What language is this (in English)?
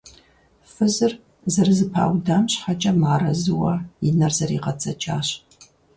Kabardian